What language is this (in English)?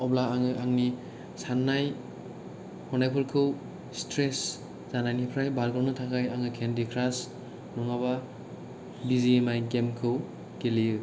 Bodo